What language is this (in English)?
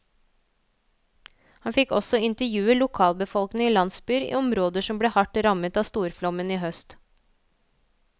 Norwegian